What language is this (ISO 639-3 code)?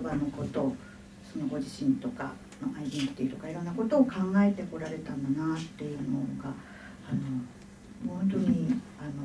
jpn